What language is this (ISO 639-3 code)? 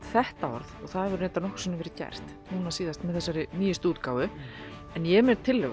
isl